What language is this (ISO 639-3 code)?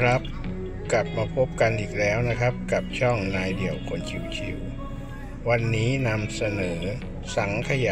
tha